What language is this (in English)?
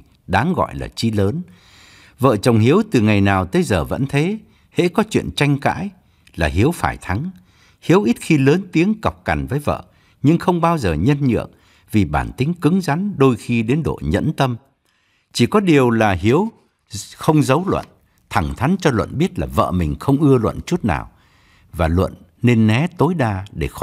Vietnamese